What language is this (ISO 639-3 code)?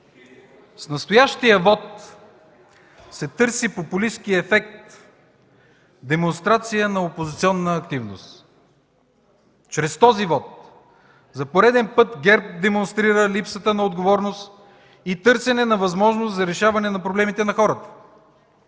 bul